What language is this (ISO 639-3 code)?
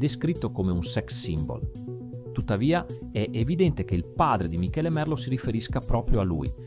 ita